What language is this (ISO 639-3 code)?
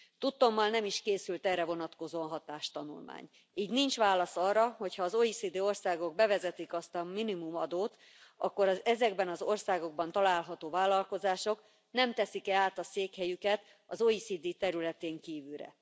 hun